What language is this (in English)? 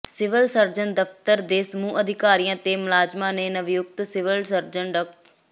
Punjabi